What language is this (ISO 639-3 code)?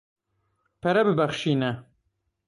kur